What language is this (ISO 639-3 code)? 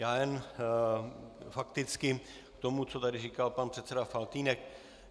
ces